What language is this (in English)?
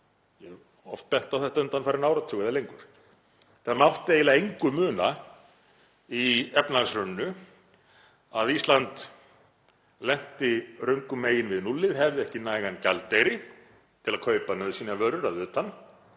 Icelandic